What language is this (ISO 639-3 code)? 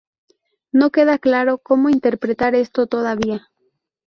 spa